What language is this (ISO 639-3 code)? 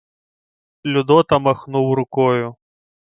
ukr